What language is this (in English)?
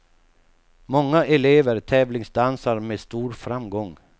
Swedish